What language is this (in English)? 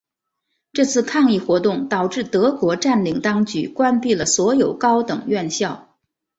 Chinese